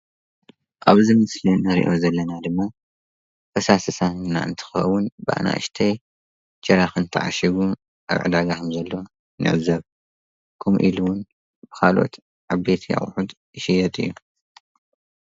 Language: Tigrinya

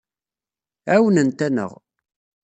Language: Kabyle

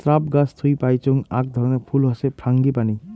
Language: Bangla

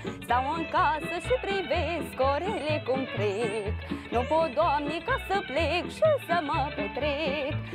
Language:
Romanian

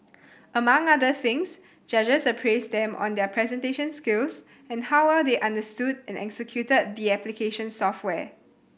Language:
English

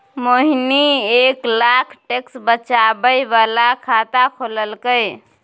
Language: Maithili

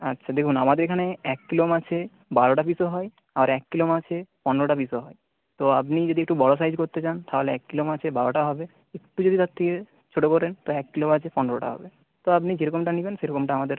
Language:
Bangla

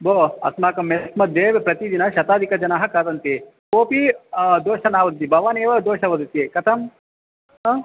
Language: Sanskrit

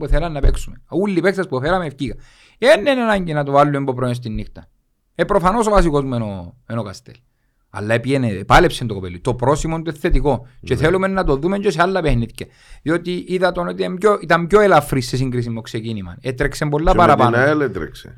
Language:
Greek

